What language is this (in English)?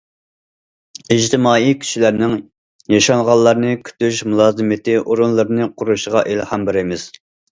Uyghur